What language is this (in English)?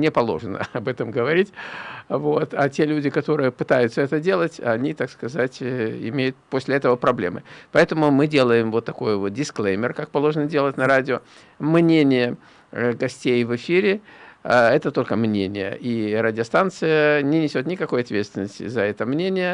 Russian